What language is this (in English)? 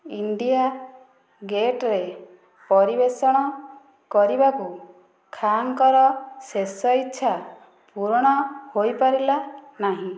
Odia